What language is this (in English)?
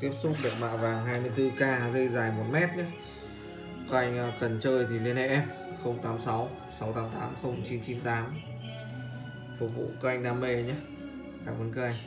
Vietnamese